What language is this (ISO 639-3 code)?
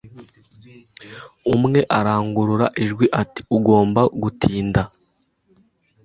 kin